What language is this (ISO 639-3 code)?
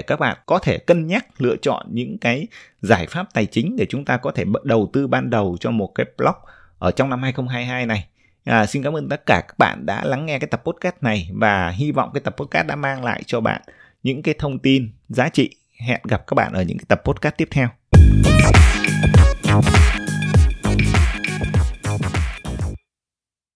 vie